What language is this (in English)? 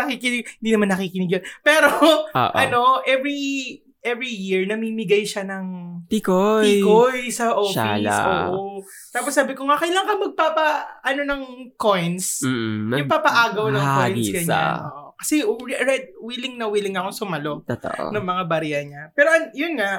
Filipino